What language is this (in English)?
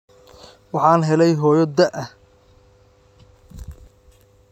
Somali